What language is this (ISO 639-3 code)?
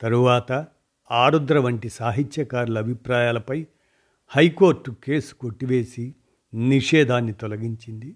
tel